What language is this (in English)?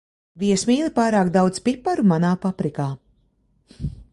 Latvian